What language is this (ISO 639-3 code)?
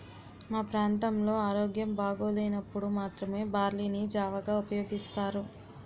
tel